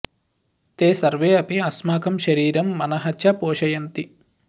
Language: Sanskrit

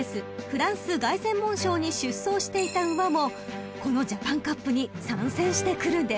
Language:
Japanese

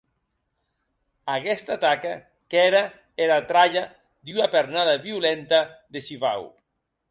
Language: Occitan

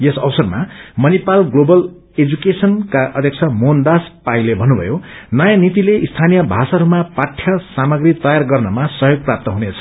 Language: Nepali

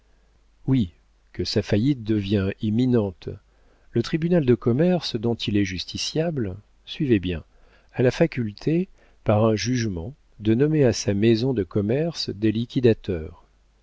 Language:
French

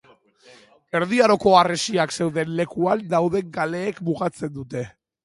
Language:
Basque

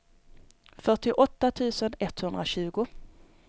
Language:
Swedish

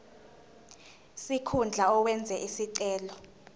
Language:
Zulu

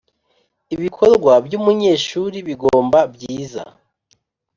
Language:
Kinyarwanda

